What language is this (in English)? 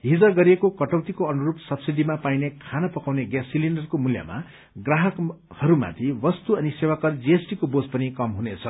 Nepali